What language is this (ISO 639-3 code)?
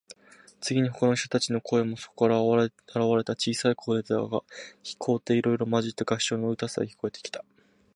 jpn